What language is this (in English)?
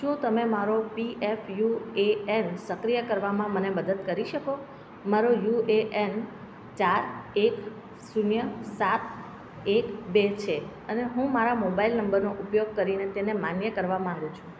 Gujarati